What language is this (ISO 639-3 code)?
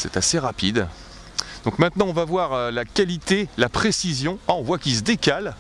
fra